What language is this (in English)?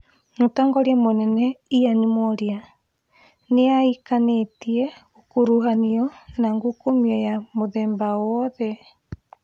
Kikuyu